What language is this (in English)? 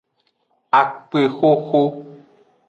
Aja (Benin)